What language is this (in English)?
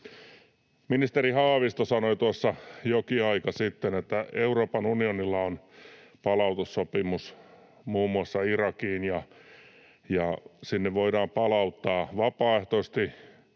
Finnish